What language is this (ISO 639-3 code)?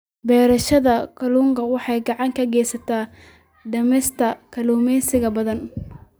som